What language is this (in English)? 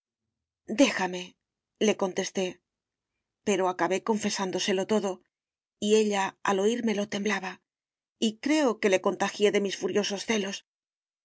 Spanish